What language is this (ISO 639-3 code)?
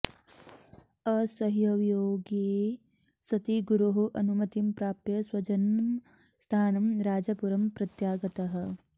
san